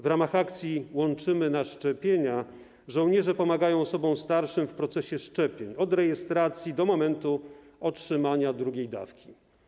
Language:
Polish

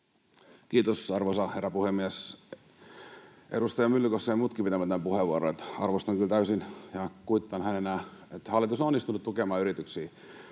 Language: Finnish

